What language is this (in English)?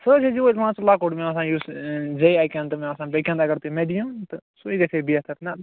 Kashmiri